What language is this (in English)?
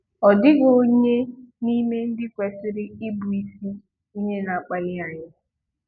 Igbo